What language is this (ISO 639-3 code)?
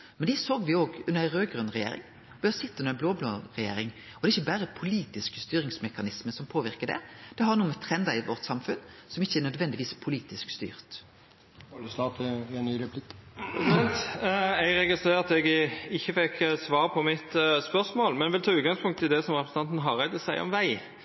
nno